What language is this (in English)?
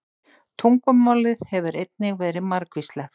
Icelandic